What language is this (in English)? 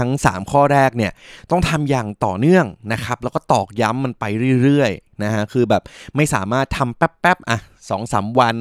Thai